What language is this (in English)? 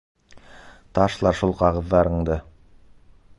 Bashkir